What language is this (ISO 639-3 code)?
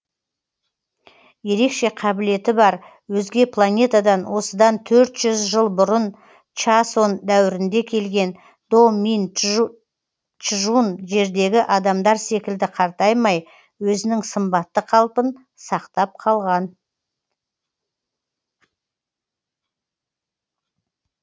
kaz